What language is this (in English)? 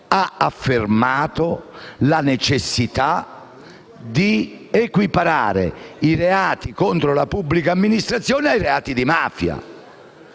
Italian